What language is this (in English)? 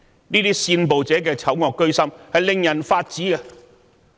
Cantonese